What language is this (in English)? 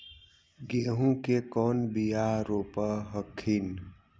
Magahi